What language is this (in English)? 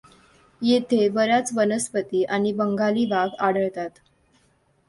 Marathi